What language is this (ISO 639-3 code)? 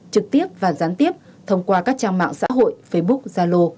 vie